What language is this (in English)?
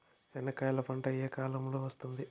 Telugu